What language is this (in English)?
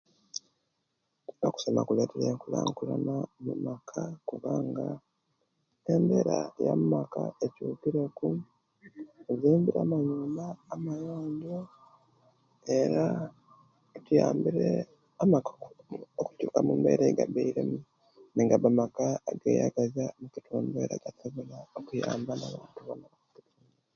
Kenyi